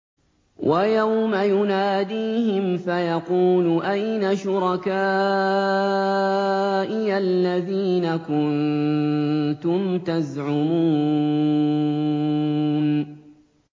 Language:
Arabic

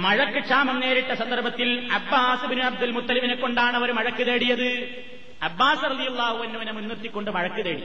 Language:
Malayalam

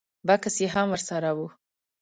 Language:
Pashto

